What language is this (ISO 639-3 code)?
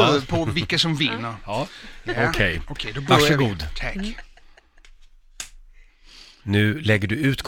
swe